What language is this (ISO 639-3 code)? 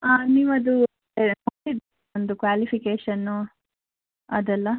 kan